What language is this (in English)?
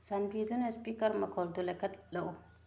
Manipuri